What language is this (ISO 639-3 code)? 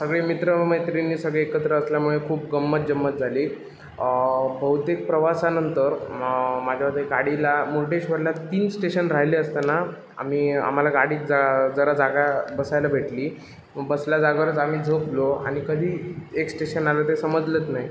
mar